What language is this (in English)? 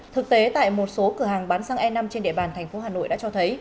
Vietnamese